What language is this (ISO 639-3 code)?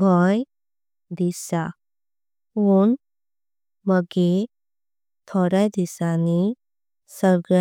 kok